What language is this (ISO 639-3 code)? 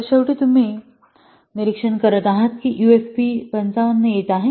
mar